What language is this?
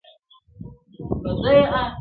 Pashto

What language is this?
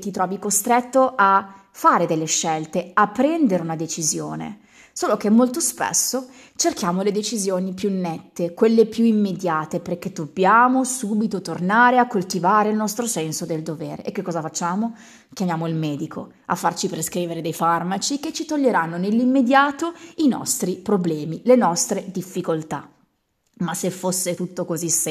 Italian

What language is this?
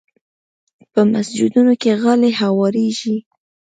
Pashto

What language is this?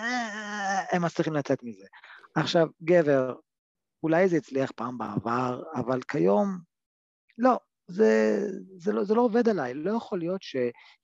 Hebrew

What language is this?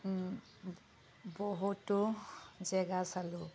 Assamese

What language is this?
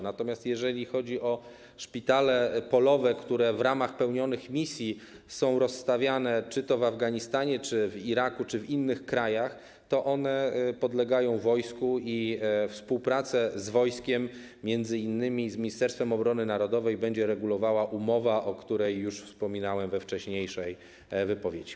Polish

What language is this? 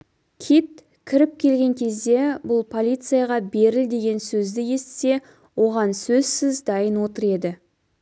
Kazakh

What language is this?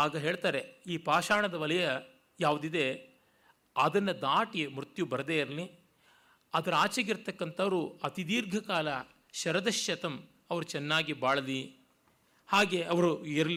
Kannada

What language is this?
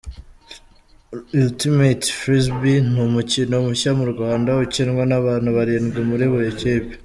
Kinyarwanda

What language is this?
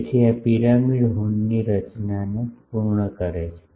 Gujarati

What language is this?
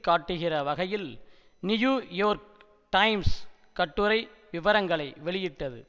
Tamil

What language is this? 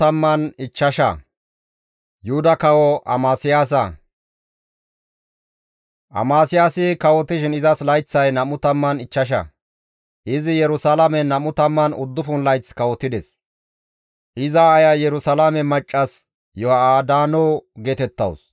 Gamo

